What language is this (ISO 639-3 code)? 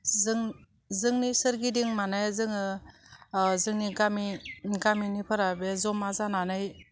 brx